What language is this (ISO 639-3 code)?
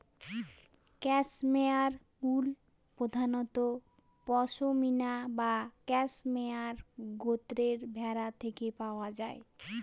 ben